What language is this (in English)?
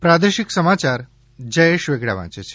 Gujarati